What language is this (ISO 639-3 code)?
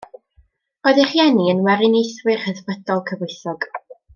cym